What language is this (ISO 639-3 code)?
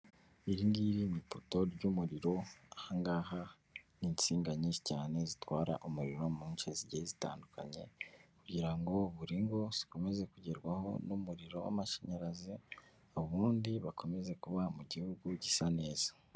kin